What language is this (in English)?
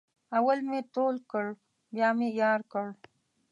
Pashto